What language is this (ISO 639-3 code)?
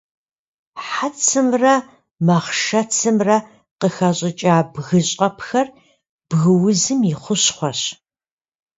kbd